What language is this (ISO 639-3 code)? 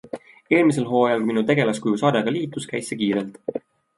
est